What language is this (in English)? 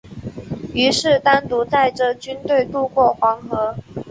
Chinese